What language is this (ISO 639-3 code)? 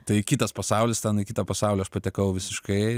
lit